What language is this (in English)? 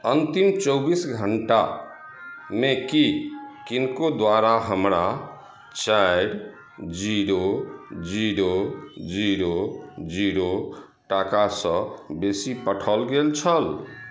Maithili